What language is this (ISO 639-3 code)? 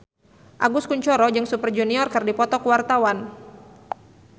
sun